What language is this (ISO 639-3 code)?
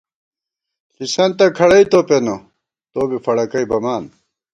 gwt